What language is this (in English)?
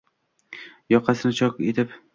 Uzbek